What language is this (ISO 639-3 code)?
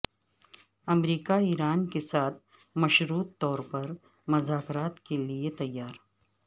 urd